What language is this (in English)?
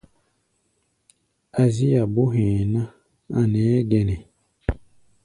Gbaya